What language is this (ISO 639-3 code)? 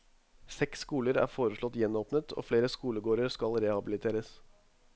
nor